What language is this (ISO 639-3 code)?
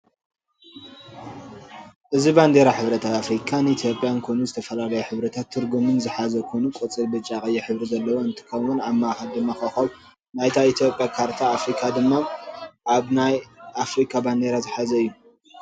tir